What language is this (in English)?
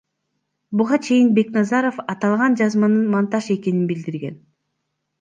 Kyrgyz